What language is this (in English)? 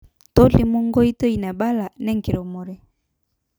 Masai